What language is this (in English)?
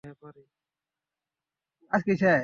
Bangla